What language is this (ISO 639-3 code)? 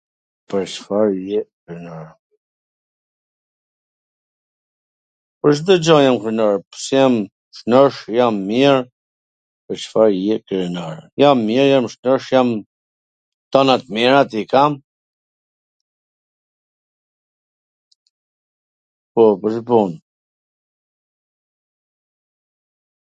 aln